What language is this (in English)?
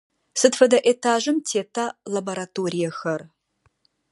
Adyghe